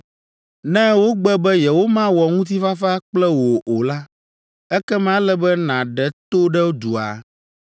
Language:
Ewe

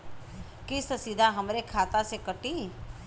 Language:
Bhojpuri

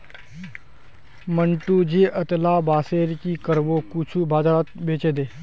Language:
Magahi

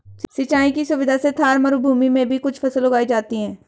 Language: Hindi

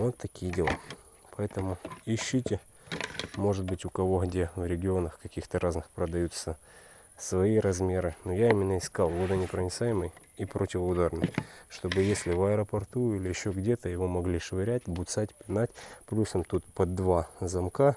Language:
Russian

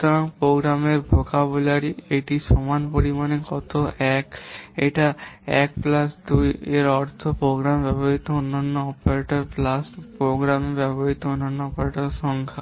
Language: Bangla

